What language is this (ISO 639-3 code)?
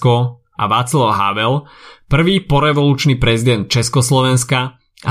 slk